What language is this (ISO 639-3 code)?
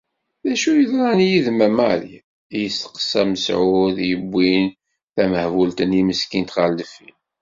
kab